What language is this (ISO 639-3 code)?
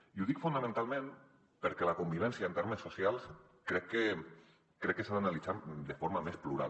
cat